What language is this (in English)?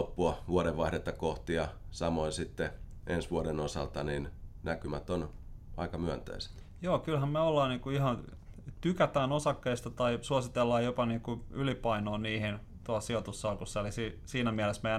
Finnish